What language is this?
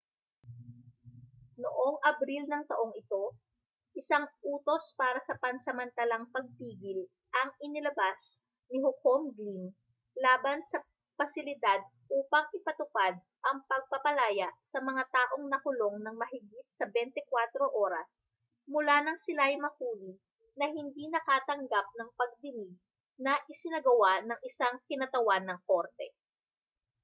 Filipino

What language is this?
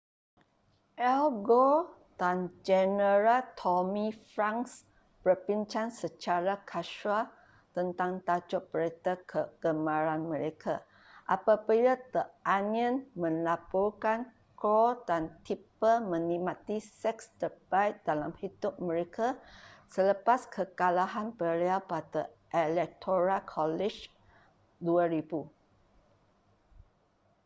Malay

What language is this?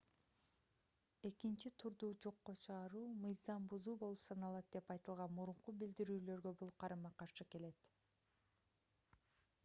Kyrgyz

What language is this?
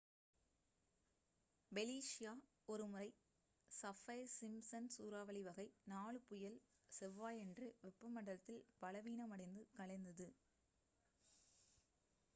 Tamil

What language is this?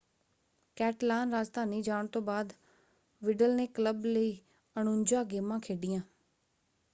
Punjabi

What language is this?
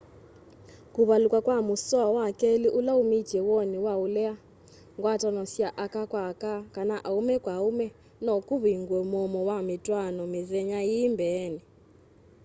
Kamba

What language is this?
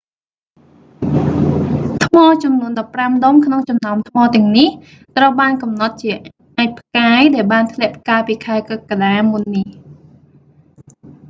Khmer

